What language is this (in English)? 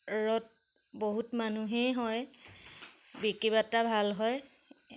Assamese